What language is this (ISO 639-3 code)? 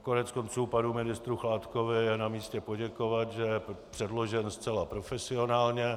ces